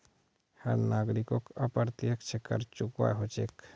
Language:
Magahi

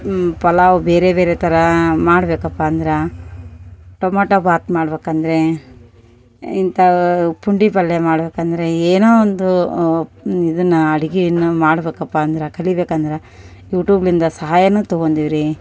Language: Kannada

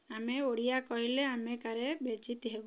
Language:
Odia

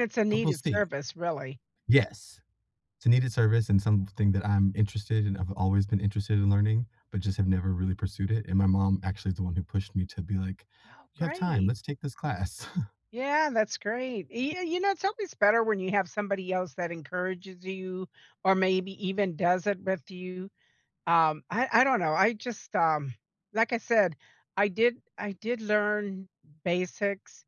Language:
English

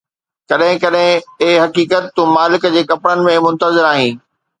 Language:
Sindhi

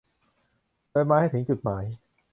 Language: Thai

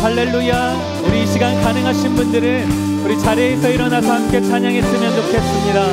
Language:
Korean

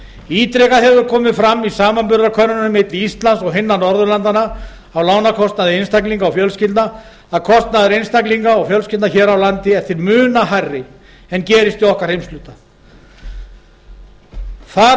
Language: Icelandic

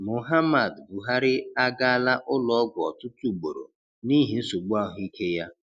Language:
Igbo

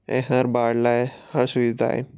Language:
Sindhi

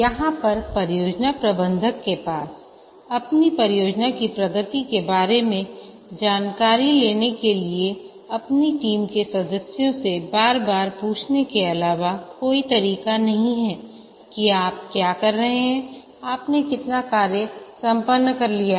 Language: Hindi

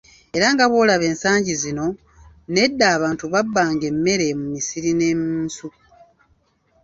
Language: Ganda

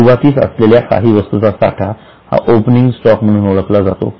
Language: Marathi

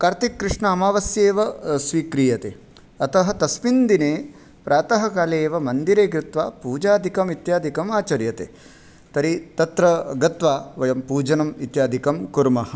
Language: Sanskrit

